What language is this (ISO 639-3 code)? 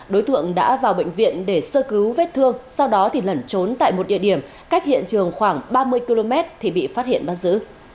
vie